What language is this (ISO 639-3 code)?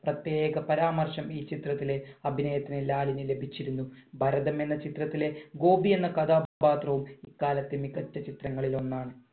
mal